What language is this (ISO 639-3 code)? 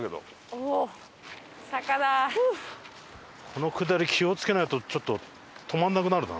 jpn